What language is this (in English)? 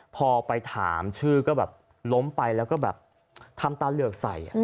Thai